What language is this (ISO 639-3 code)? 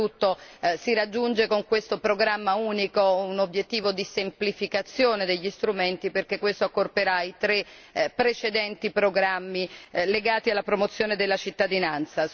ita